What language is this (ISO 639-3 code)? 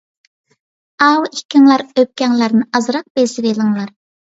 uig